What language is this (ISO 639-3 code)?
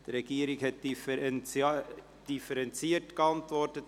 gsw